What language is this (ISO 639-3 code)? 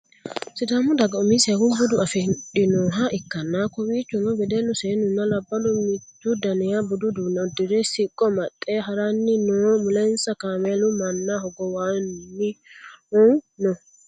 sid